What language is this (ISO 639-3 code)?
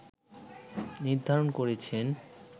ben